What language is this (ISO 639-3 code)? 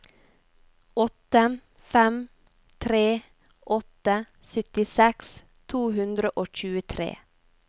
nor